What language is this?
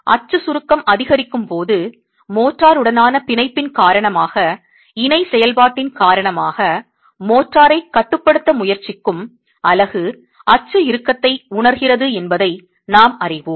Tamil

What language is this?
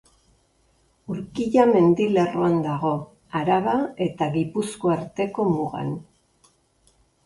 Basque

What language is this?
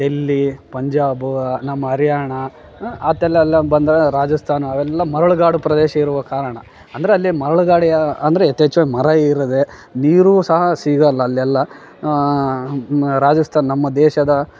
Kannada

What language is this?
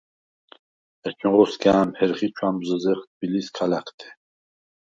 Svan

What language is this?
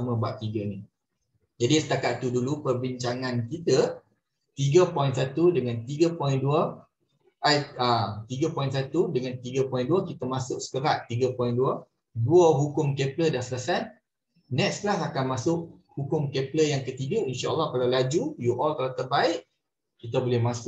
Malay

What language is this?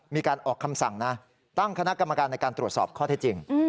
Thai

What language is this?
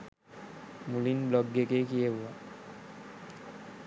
Sinhala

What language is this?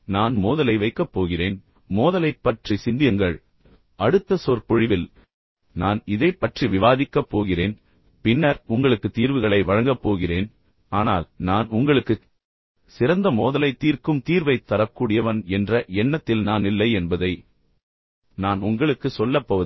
Tamil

